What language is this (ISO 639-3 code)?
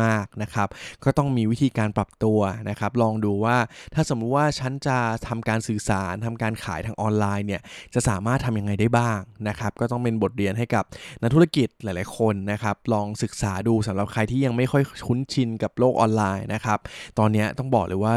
tha